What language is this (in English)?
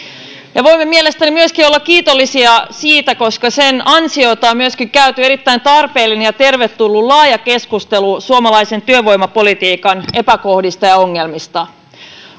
Finnish